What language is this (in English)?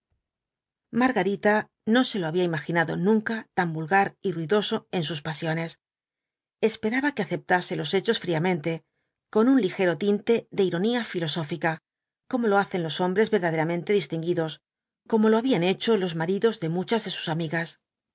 Spanish